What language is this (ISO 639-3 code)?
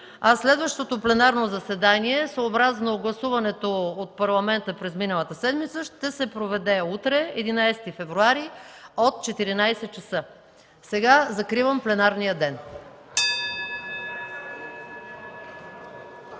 bul